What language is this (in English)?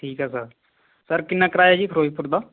Punjabi